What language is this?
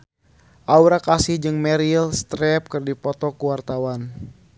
Sundanese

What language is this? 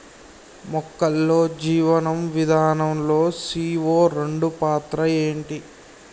Telugu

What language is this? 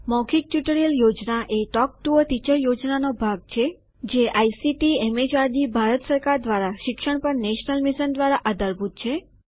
Gujarati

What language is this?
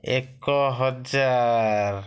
Odia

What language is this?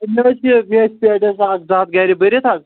Kashmiri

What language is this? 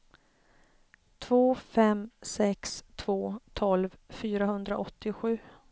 Swedish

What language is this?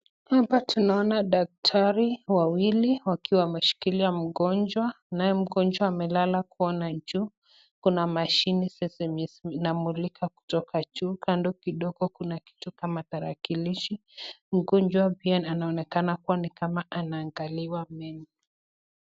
Swahili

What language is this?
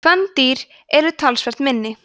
Icelandic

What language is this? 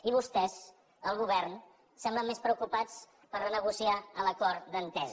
Catalan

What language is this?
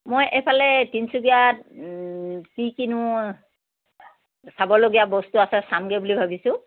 Assamese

